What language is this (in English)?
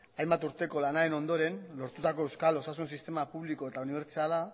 Basque